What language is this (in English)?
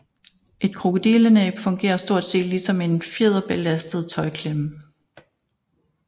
Danish